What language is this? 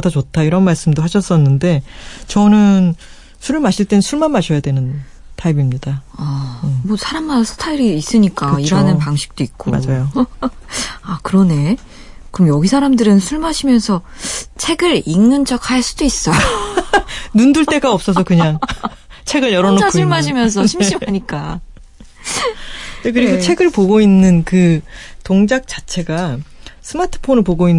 Korean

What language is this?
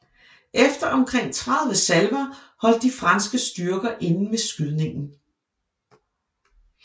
Danish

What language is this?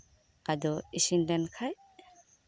Santali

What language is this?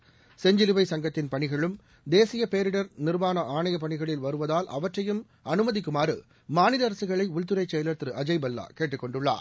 Tamil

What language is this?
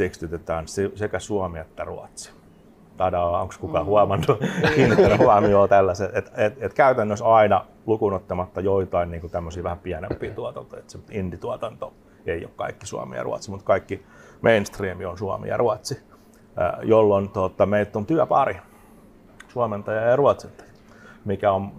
Finnish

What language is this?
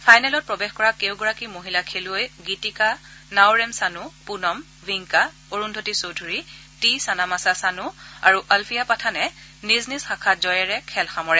Assamese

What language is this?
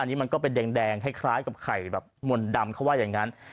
Thai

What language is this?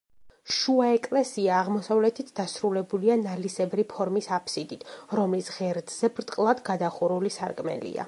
Georgian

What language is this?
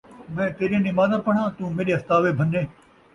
Saraiki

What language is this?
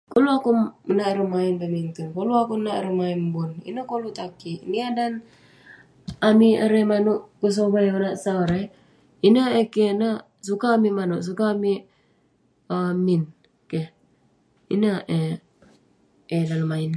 Western Penan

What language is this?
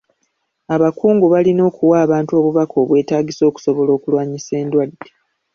Ganda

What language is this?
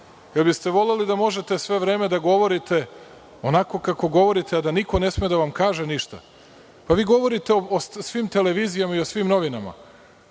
Serbian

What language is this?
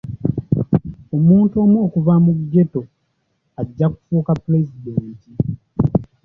Ganda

